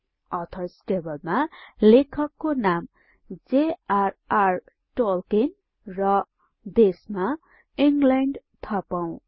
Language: Nepali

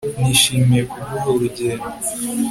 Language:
Kinyarwanda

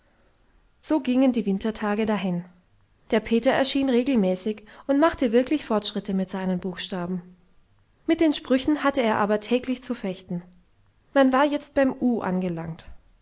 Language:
German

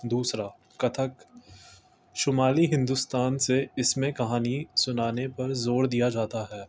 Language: Urdu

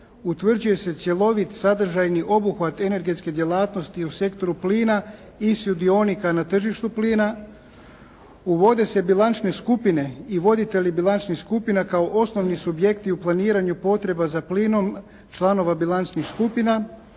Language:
Croatian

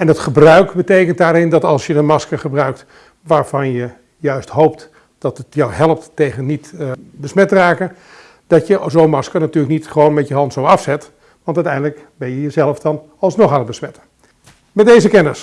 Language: Dutch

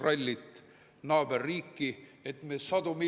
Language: Estonian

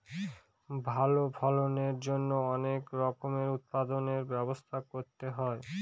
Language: Bangla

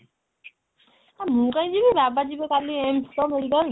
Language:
Odia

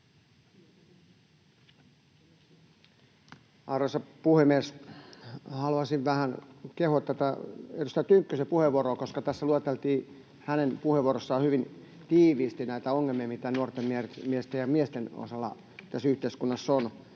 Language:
Finnish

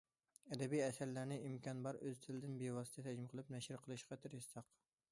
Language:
Uyghur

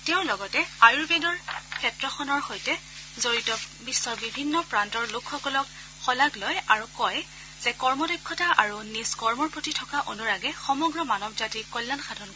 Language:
Assamese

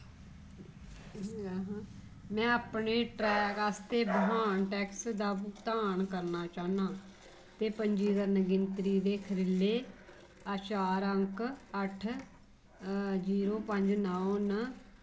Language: Dogri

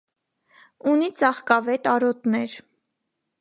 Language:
Armenian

